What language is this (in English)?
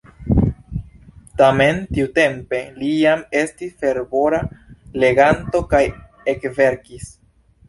Esperanto